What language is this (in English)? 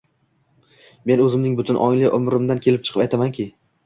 Uzbek